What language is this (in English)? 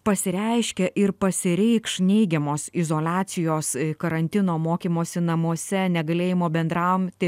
Lithuanian